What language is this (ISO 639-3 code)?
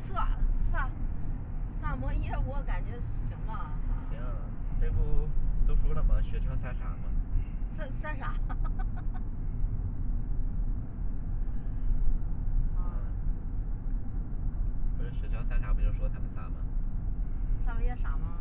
zho